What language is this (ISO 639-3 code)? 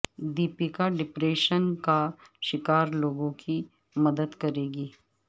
urd